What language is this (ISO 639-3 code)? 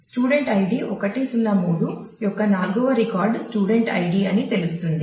tel